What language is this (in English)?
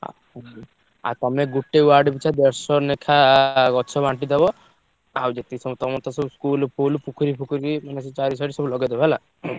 Odia